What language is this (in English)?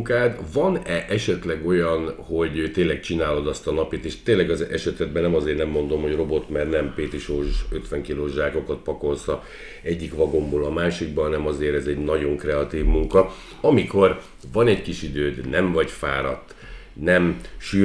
Hungarian